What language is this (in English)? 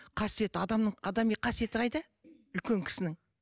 Kazakh